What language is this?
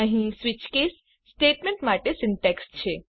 Gujarati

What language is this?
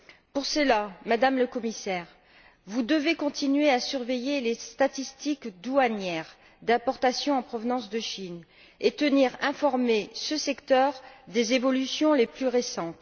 French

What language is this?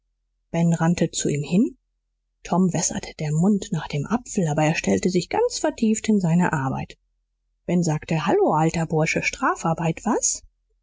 German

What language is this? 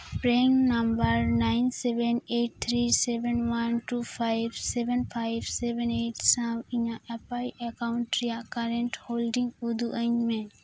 Santali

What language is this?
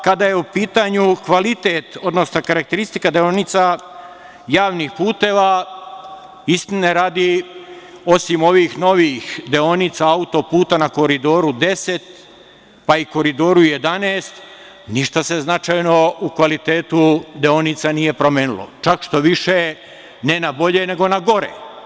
Serbian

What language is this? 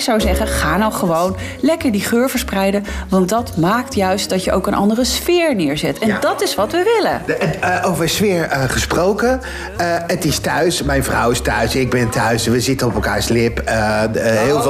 Dutch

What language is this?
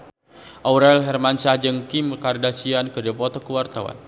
Sundanese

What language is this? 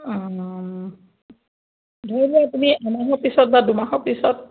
Assamese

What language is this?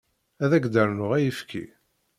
Kabyle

